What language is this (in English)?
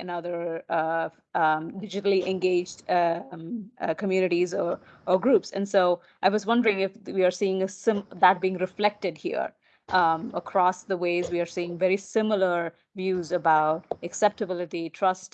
English